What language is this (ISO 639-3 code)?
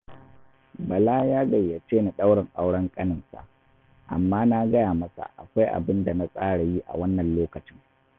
hau